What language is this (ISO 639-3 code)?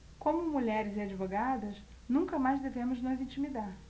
por